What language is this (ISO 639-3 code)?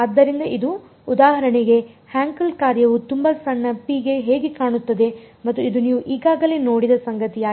kan